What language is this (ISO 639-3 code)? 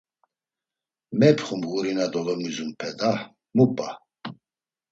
lzz